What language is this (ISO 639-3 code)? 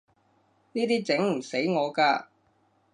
yue